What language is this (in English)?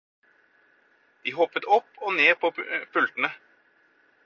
Norwegian Bokmål